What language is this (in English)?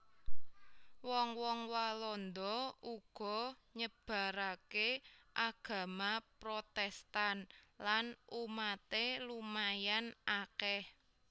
Javanese